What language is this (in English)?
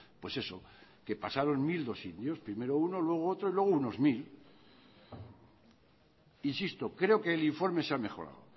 Spanish